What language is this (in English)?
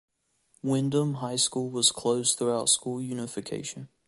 English